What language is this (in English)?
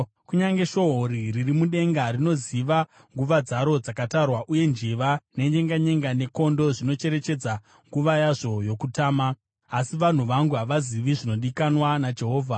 Shona